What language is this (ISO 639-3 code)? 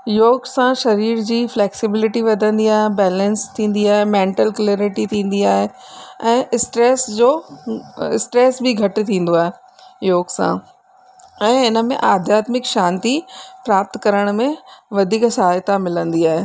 snd